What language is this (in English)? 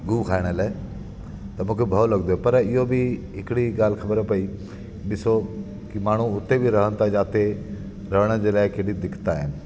Sindhi